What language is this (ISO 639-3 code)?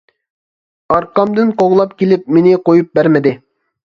uig